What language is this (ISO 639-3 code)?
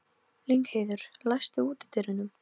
isl